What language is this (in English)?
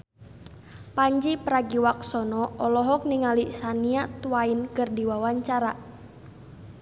Sundanese